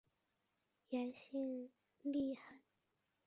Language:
Chinese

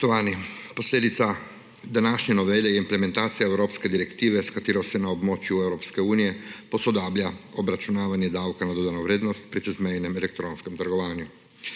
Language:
Slovenian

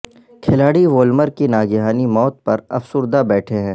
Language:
Urdu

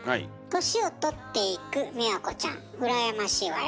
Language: Japanese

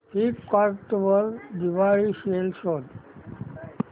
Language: Marathi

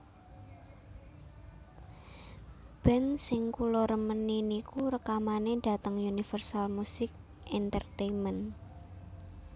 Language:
Javanese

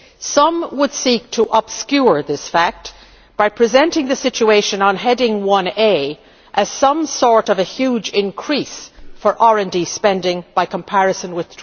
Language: English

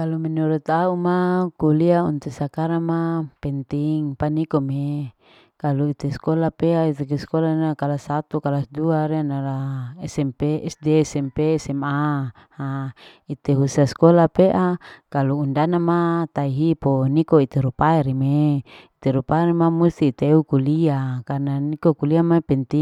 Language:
Larike-Wakasihu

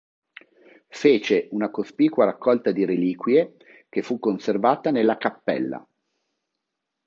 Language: Italian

